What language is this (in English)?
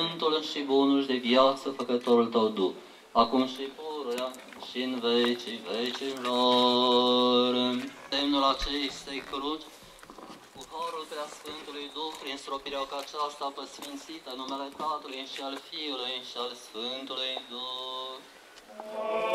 Romanian